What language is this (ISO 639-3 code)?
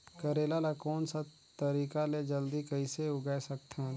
hne